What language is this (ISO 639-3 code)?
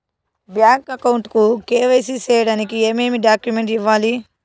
tel